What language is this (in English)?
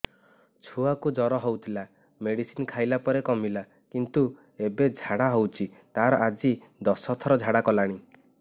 Odia